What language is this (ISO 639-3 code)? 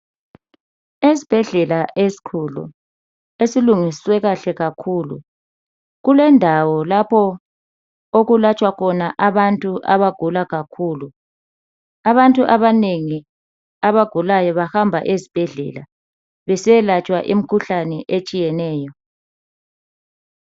nde